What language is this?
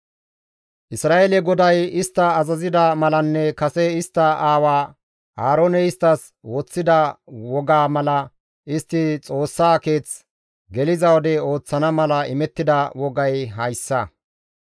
Gamo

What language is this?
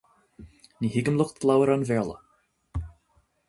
Irish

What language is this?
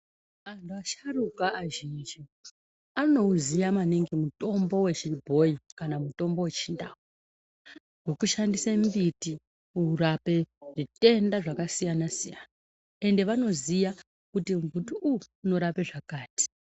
Ndau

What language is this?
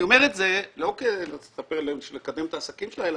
Hebrew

